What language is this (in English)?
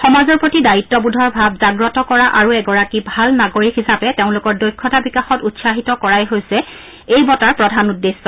Assamese